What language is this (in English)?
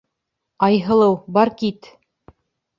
Bashkir